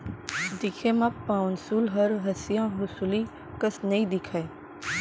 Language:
Chhattisgarhi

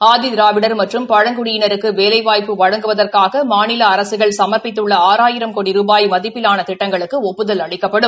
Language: Tamil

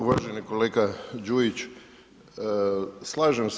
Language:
Croatian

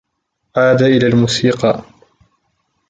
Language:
Arabic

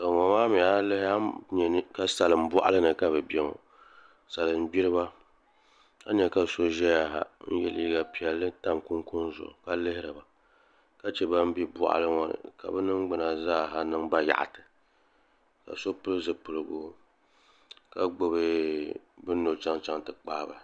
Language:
Dagbani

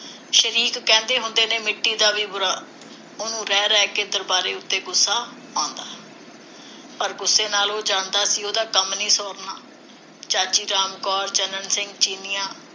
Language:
Punjabi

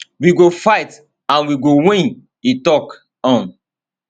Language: Nigerian Pidgin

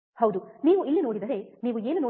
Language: Kannada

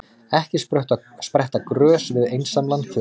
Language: Icelandic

